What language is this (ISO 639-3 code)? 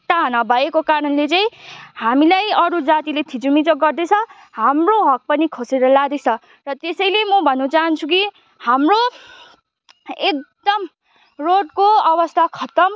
nep